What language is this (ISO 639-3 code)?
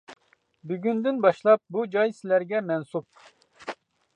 uig